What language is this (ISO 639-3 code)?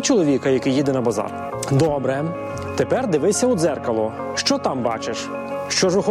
ukr